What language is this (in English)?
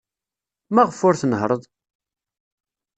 Kabyle